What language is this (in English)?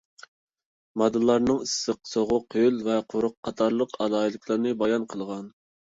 Uyghur